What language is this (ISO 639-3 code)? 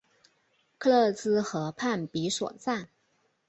zho